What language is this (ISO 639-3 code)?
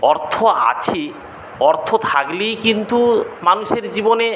ben